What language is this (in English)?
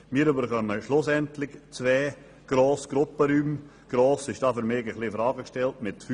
Swiss German